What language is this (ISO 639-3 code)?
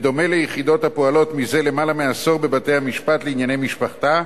heb